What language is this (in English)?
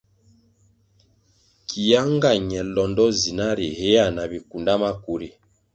Kwasio